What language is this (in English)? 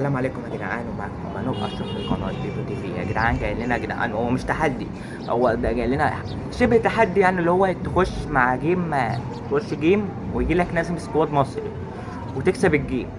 Arabic